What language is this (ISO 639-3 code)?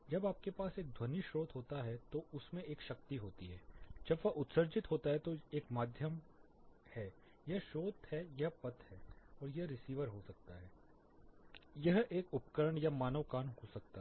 hin